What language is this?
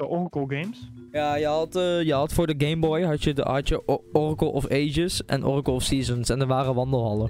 Dutch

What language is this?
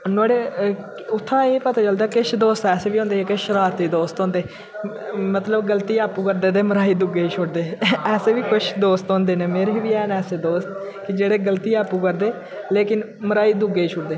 Dogri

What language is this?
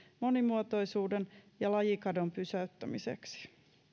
Finnish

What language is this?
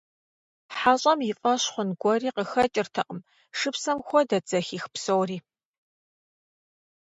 Kabardian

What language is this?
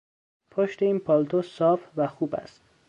Persian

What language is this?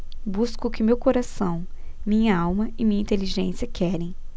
Portuguese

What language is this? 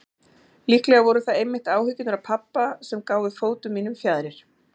Icelandic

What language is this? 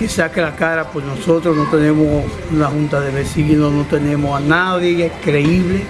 Spanish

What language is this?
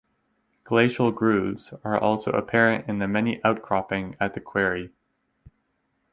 English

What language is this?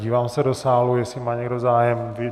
Czech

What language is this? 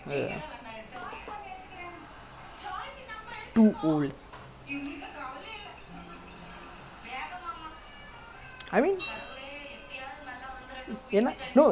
English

